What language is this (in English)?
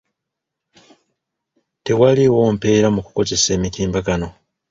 Ganda